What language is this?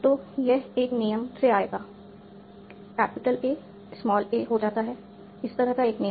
Hindi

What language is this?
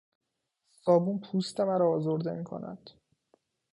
Persian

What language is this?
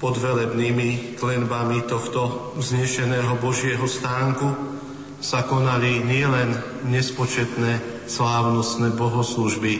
Slovak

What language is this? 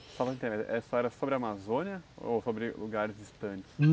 Portuguese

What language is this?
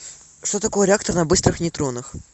Russian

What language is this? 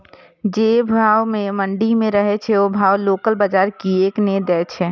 Maithili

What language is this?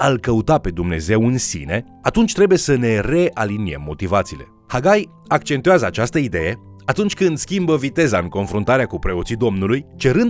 Romanian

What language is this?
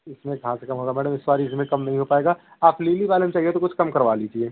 Hindi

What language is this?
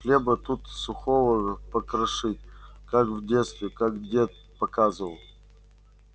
Russian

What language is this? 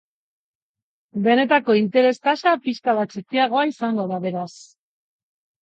Basque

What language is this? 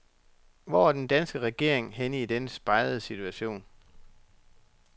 Danish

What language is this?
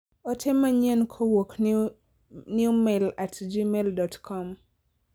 Luo (Kenya and Tanzania)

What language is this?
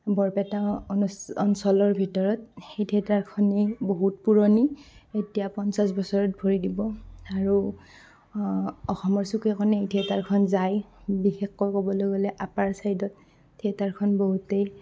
Assamese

